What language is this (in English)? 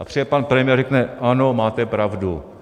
Czech